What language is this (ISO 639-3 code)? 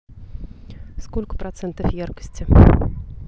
rus